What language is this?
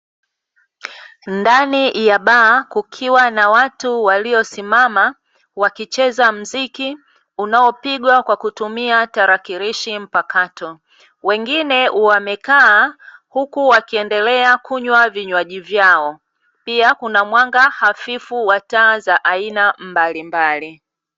Swahili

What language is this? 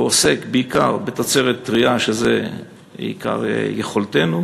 Hebrew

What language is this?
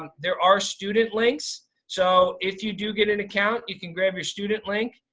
English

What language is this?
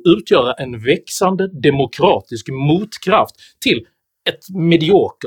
Swedish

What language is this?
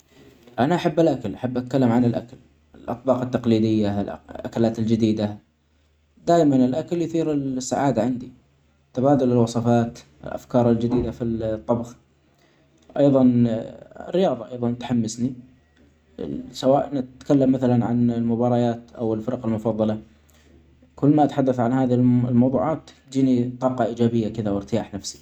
Omani Arabic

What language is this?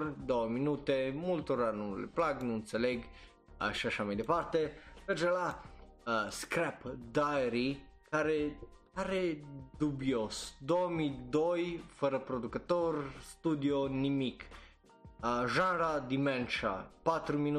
Romanian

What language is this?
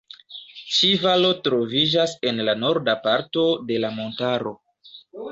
Esperanto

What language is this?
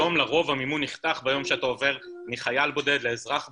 Hebrew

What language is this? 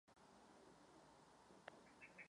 Czech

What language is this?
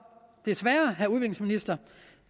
Danish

